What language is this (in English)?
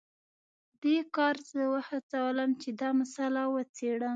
Pashto